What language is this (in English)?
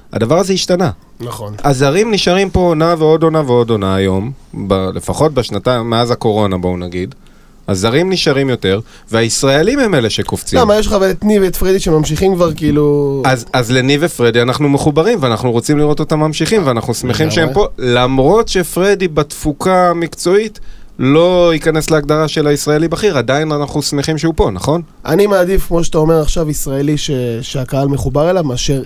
Hebrew